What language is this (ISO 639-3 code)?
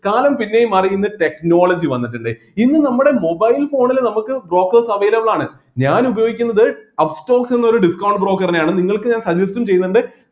mal